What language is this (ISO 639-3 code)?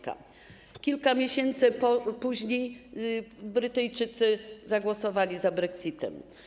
pol